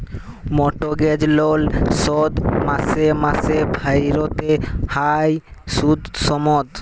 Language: Bangla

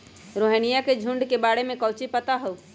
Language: Magahi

